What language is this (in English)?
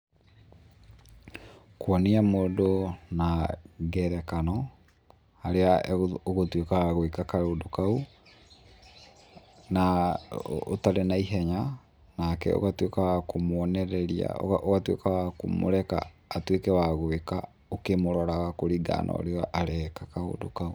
Kikuyu